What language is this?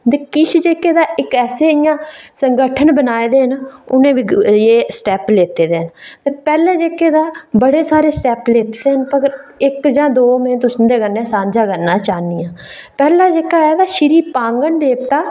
Dogri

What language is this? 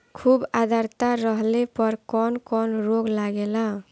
Bhojpuri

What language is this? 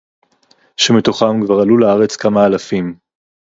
Hebrew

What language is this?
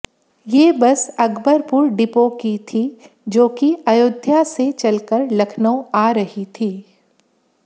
Hindi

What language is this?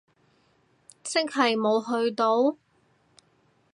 Cantonese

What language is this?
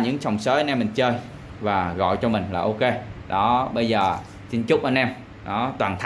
Vietnamese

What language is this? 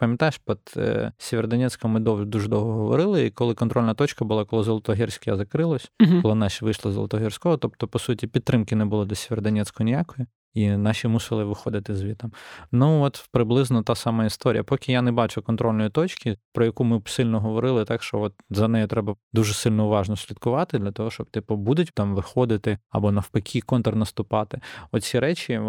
Ukrainian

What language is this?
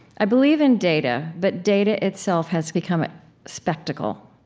English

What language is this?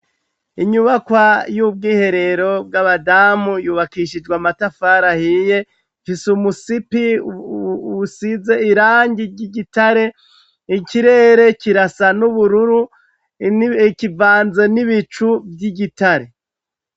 Rundi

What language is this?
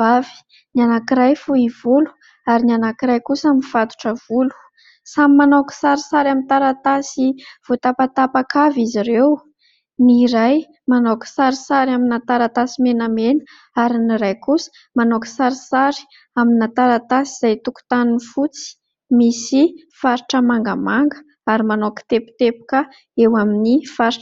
Malagasy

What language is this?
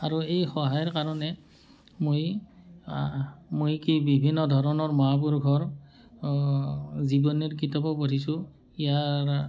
Assamese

